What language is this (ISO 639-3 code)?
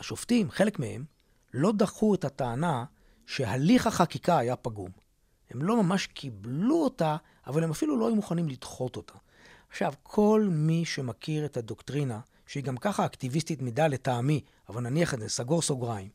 heb